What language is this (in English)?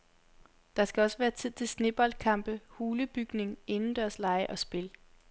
Danish